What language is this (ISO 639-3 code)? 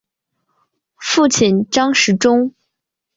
zho